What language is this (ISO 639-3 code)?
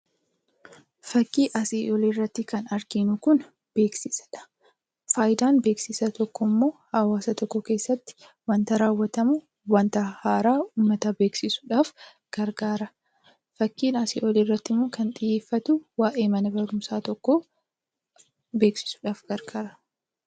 orm